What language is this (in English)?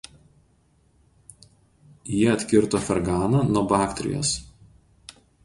Lithuanian